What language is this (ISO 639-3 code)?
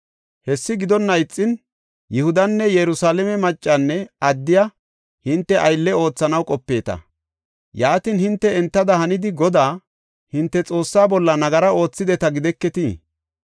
gof